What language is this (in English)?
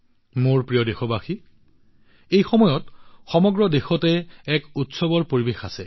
Assamese